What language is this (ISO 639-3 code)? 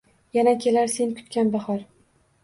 uzb